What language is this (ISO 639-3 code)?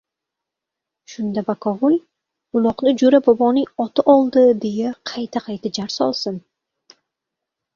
uzb